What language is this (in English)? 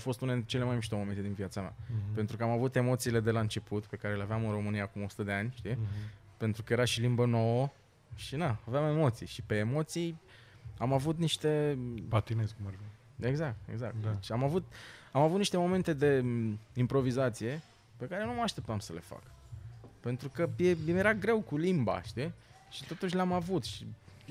Romanian